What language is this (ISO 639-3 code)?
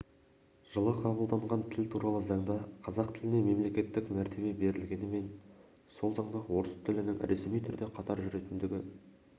kaz